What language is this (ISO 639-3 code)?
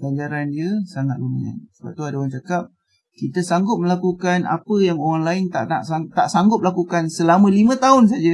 msa